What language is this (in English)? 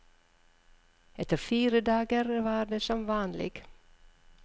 Norwegian